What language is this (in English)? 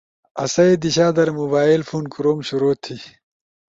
Ushojo